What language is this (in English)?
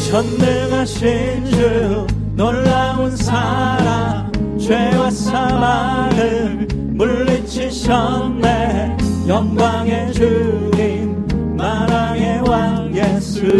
Korean